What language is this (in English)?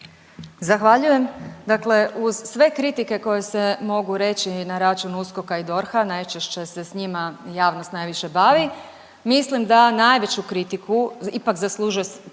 Croatian